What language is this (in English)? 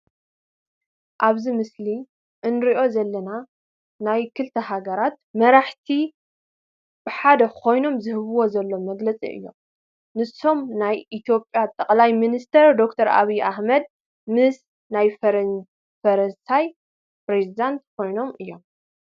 Tigrinya